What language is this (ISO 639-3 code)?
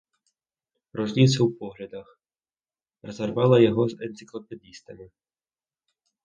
bel